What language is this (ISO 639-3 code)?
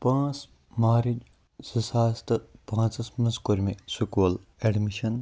kas